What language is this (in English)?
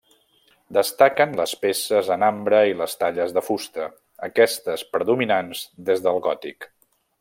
Catalan